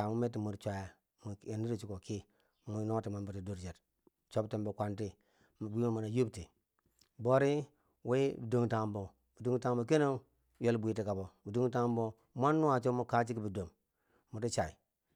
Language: Bangwinji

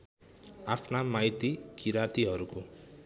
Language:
Nepali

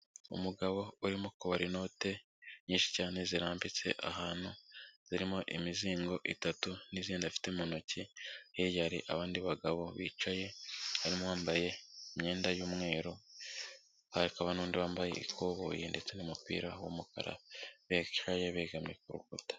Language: Kinyarwanda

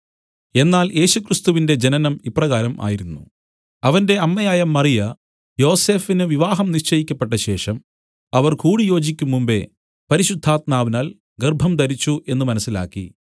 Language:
Malayalam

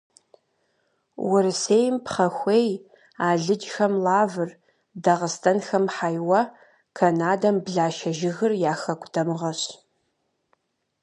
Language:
Kabardian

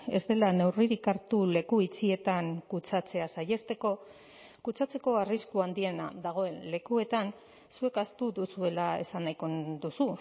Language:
Basque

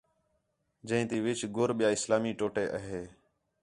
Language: Khetrani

